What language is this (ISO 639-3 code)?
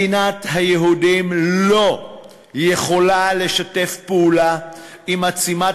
heb